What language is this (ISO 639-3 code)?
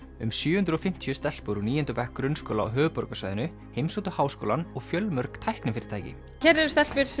isl